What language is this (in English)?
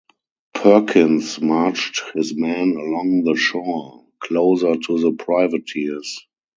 English